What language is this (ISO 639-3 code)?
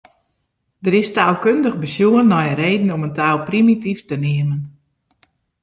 fry